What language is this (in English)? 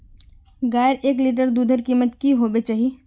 Magahi